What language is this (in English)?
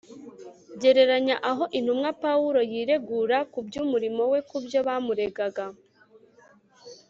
Kinyarwanda